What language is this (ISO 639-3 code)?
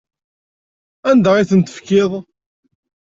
kab